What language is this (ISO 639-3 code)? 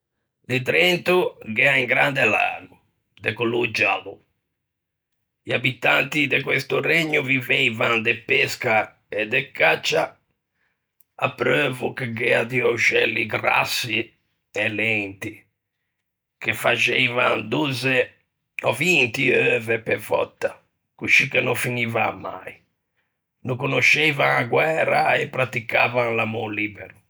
lij